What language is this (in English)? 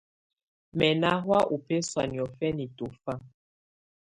Tunen